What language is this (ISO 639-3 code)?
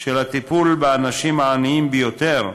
heb